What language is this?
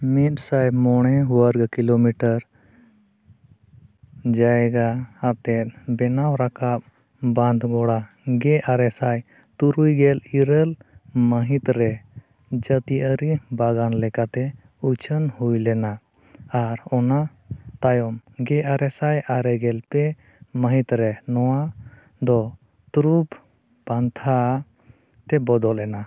Santali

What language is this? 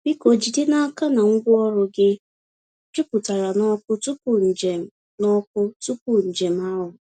Igbo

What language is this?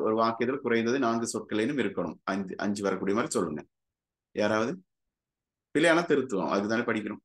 Tamil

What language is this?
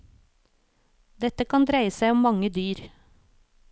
Norwegian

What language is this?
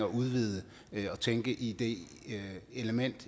Danish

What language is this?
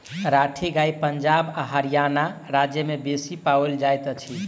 Maithili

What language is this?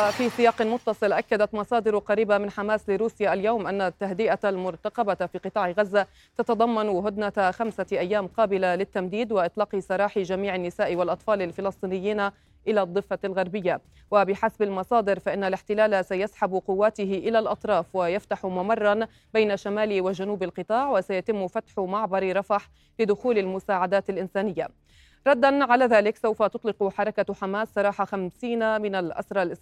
Arabic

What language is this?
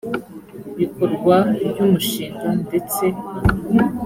Kinyarwanda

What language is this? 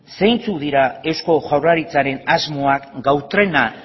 Basque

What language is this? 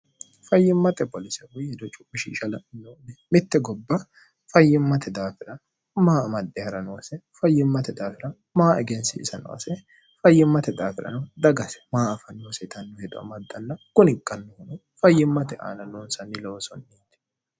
Sidamo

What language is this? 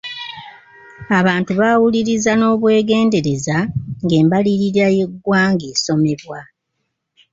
Ganda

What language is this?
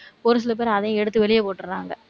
Tamil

